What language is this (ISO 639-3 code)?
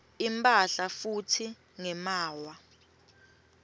ssw